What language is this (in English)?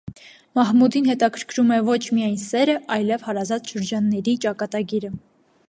Armenian